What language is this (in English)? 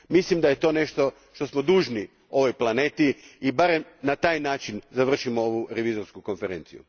Croatian